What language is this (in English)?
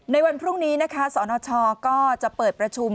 Thai